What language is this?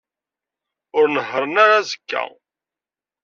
Kabyle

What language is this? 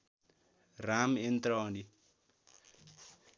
Nepali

